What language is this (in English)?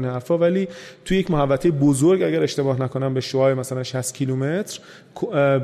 Persian